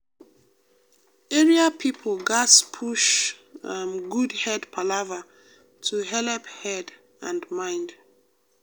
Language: Nigerian Pidgin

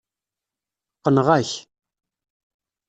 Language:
Kabyle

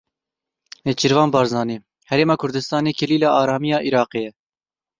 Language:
Kurdish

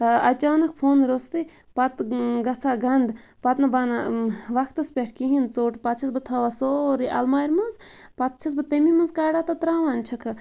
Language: Kashmiri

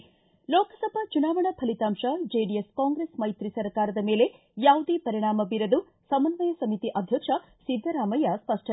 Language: Kannada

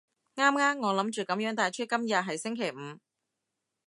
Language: Cantonese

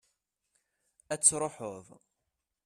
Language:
Kabyle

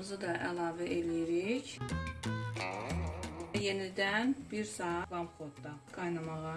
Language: Turkish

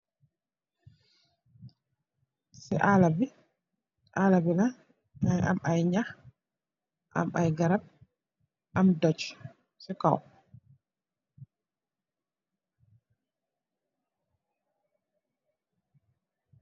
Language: Wolof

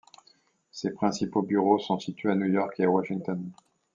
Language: French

